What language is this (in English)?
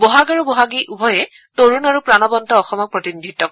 Assamese